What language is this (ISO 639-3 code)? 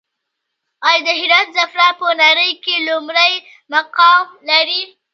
pus